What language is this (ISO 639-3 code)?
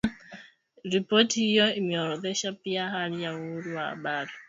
swa